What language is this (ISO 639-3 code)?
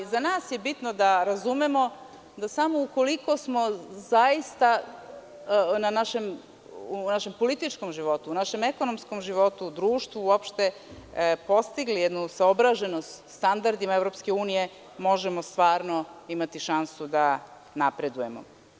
srp